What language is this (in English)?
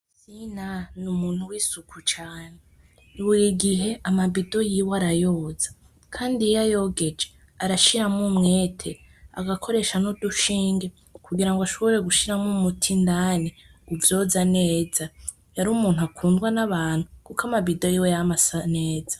Rundi